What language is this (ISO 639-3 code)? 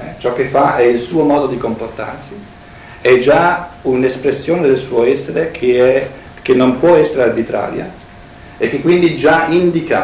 ita